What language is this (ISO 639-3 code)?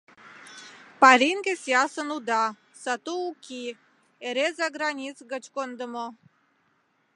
chm